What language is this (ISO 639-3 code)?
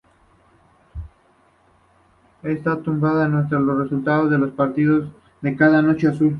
spa